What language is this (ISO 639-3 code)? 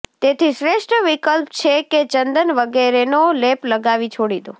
guj